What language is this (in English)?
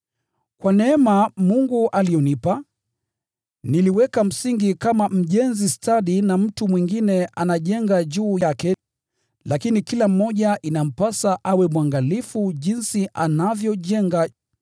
Swahili